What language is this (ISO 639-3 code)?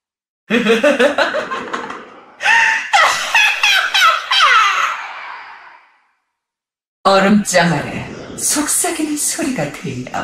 kor